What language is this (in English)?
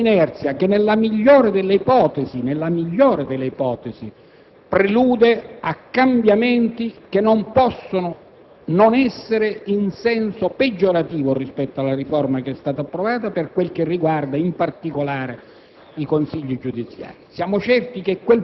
Italian